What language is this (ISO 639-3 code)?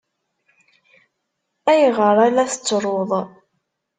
kab